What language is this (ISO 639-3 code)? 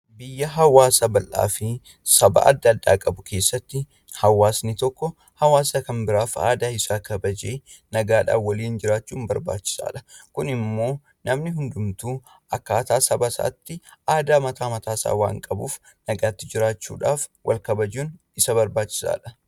orm